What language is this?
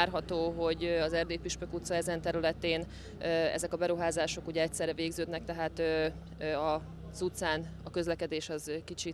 Hungarian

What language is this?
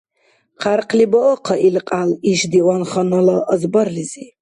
Dargwa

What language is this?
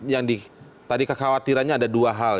Indonesian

